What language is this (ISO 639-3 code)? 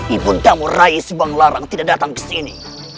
ind